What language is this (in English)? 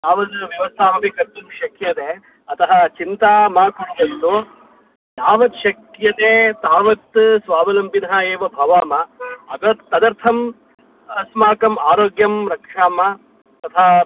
Sanskrit